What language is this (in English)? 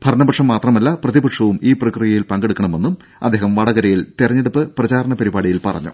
Malayalam